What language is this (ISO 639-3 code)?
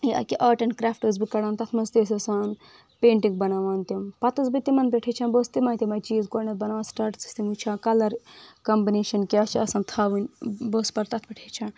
kas